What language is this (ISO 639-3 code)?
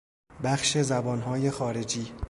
fas